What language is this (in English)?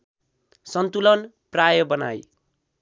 Nepali